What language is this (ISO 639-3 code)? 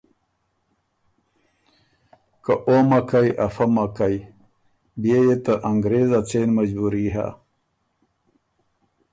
oru